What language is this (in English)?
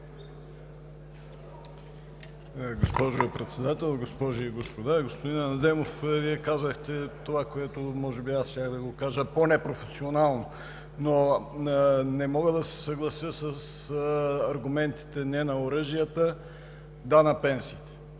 Bulgarian